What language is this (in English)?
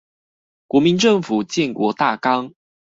Chinese